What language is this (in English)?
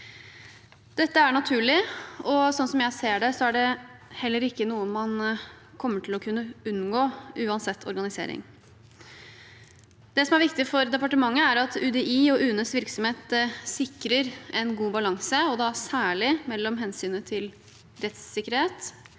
Norwegian